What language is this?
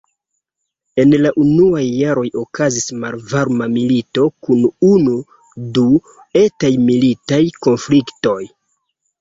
Esperanto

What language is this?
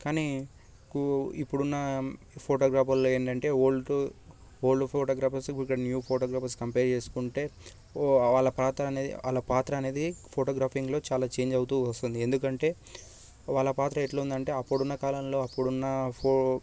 Telugu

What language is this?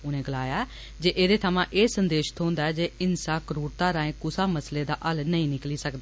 Dogri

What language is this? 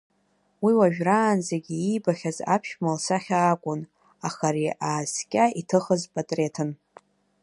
Abkhazian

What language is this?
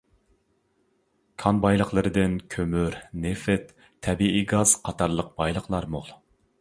Uyghur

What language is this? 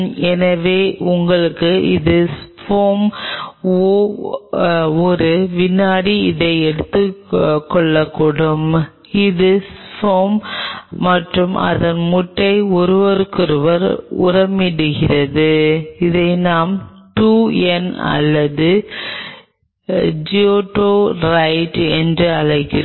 Tamil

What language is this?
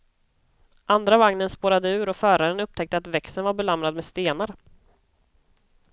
Swedish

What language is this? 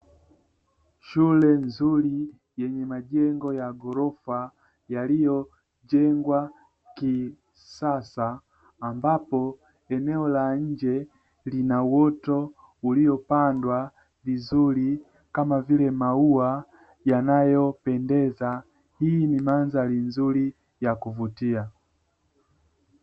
Swahili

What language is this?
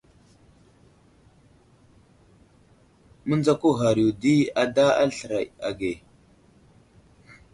Wuzlam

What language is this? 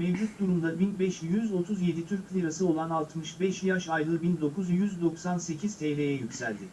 Turkish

